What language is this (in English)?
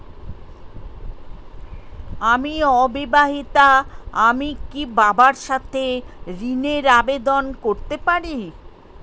Bangla